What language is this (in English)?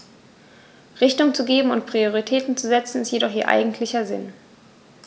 German